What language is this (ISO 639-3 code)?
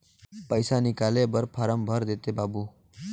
hne